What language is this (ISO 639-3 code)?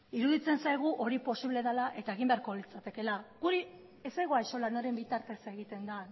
eus